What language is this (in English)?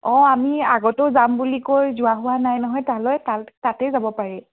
Assamese